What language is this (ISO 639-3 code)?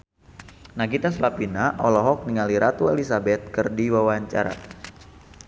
sun